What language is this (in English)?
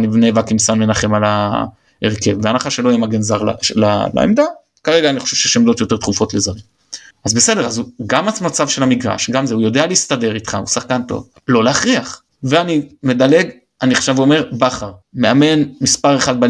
Hebrew